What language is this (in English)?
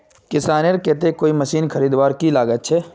Magahi